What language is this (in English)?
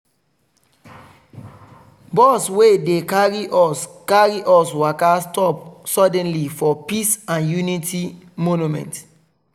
Nigerian Pidgin